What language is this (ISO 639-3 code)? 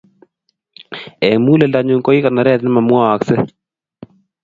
kln